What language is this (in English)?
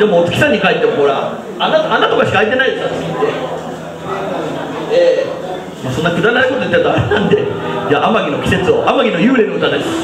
Japanese